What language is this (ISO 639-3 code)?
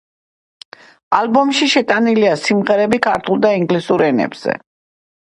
kat